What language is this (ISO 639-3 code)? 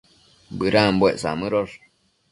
mcf